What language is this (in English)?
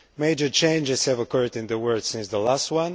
English